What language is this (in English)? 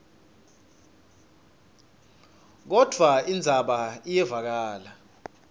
Swati